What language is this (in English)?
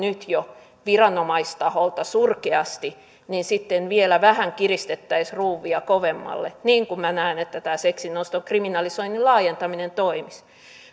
Finnish